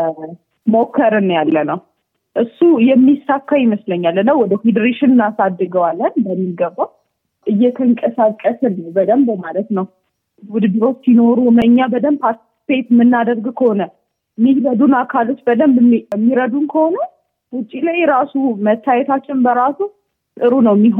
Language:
Amharic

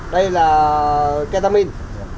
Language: Vietnamese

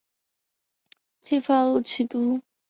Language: Chinese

